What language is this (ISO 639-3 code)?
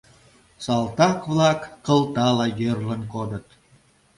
chm